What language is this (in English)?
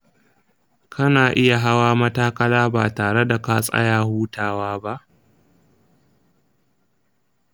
Hausa